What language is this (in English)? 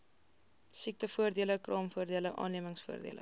Afrikaans